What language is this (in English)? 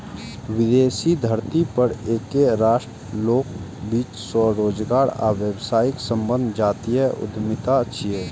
Maithili